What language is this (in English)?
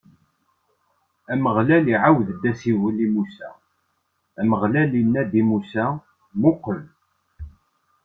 Kabyle